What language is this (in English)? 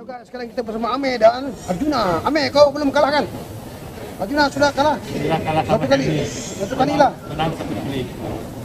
Malay